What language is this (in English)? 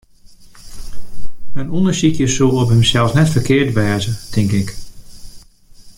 Western Frisian